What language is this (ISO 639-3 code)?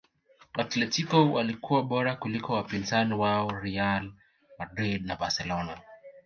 swa